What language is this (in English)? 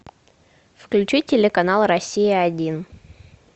Russian